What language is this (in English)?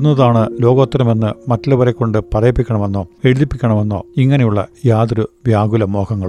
Malayalam